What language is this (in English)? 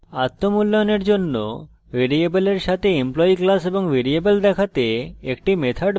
Bangla